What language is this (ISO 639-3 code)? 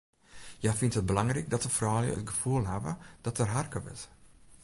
fry